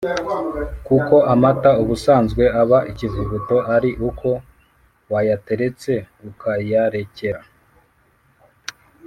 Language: Kinyarwanda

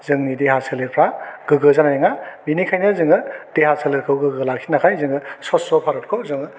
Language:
Bodo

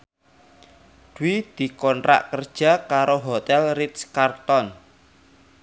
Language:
Javanese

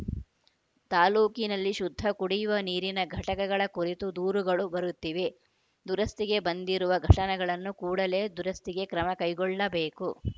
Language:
Kannada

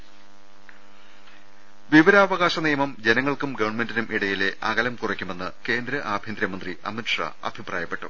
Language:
Malayalam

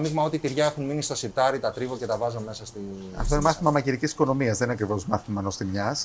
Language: Greek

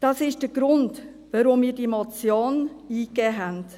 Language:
Swiss German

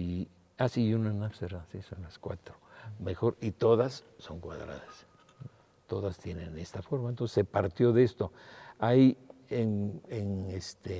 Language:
Spanish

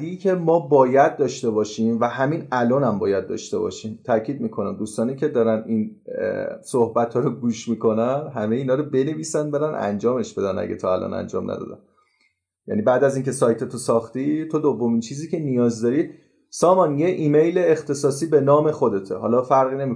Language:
Persian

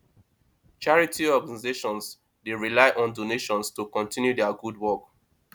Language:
Nigerian Pidgin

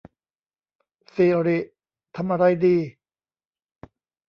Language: Thai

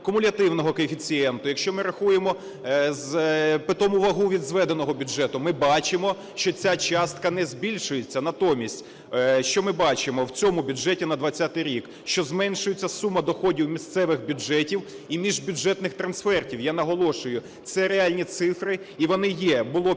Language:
Ukrainian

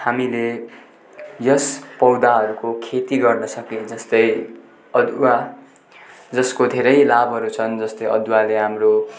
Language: Nepali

